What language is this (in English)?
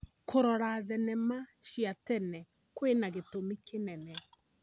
Kikuyu